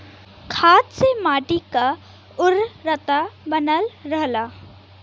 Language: Bhojpuri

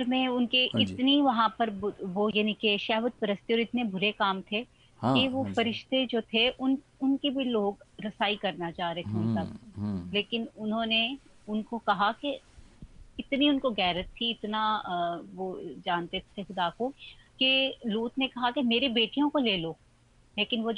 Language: Hindi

